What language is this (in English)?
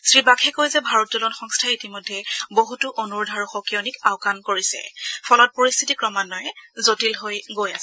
Assamese